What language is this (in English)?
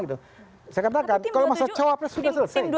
Indonesian